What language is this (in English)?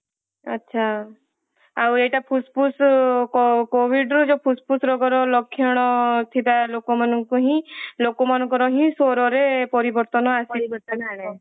Odia